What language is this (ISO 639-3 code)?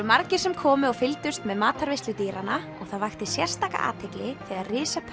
isl